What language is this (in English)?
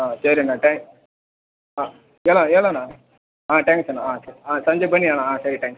Kannada